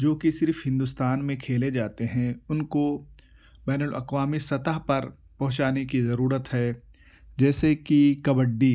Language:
Urdu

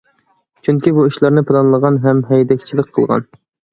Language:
Uyghur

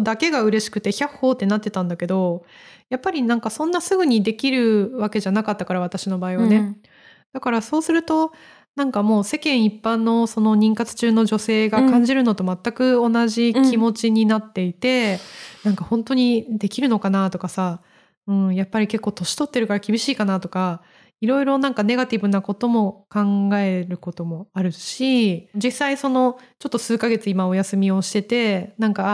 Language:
Japanese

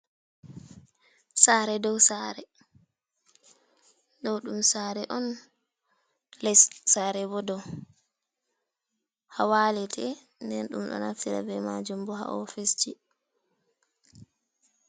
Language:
Fula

